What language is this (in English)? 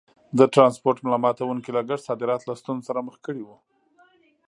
Pashto